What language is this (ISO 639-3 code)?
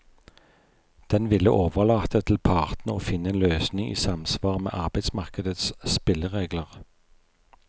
nor